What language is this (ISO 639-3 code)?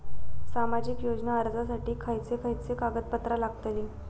mar